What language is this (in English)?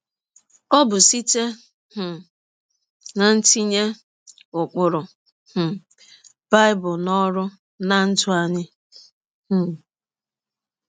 Igbo